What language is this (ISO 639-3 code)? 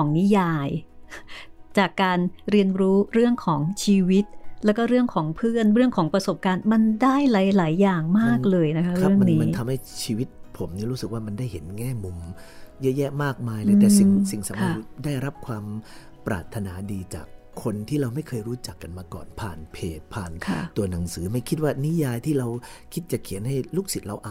tha